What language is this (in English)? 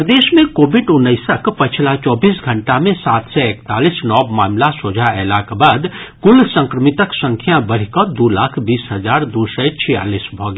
Maithili